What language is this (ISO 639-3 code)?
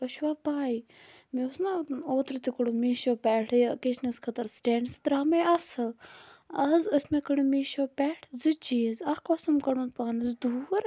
kas